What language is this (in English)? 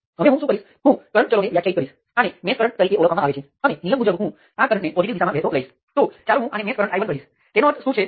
Gujarati